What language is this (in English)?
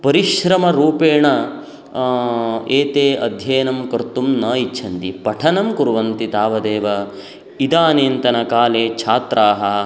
Sanskrit